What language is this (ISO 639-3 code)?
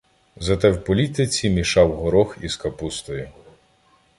ukr